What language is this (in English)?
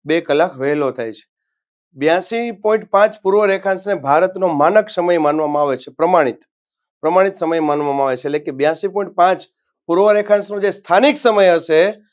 Gujarati